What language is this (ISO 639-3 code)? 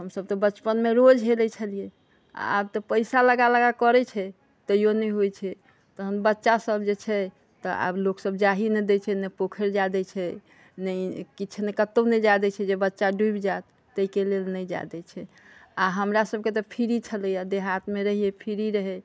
mai